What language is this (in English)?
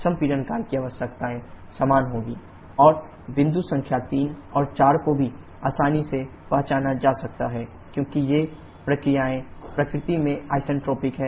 Hindi